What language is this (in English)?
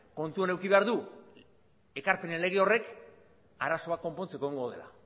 Basque